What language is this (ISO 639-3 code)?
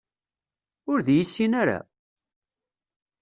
kab